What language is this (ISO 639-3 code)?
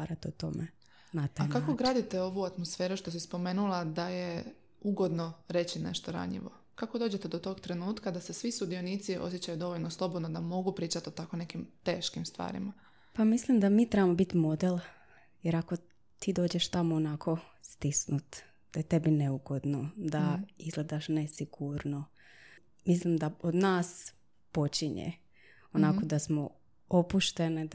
hrv